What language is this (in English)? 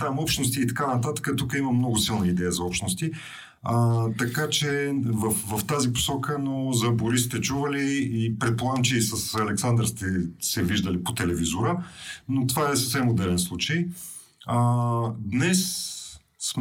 Bulgarian